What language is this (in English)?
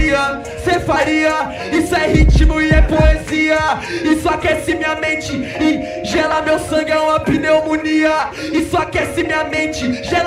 Portuguese